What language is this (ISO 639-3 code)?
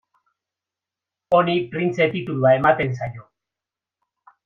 eus